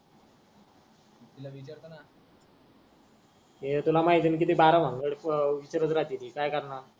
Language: Marathi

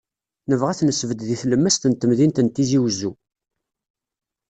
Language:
Kabyle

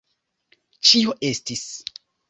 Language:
Esperanto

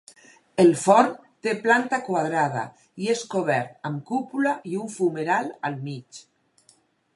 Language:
Catalan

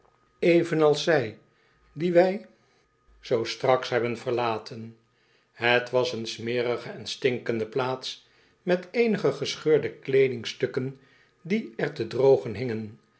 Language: Dutch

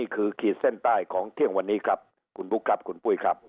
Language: Thai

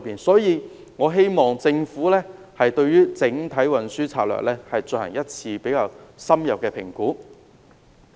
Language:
Cantonese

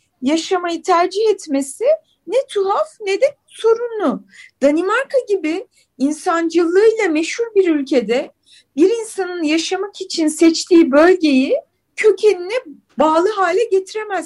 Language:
Turkish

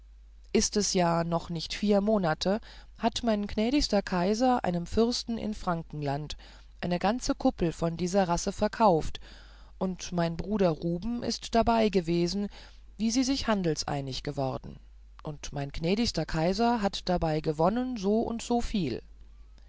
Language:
German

